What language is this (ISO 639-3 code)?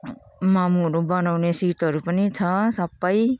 nep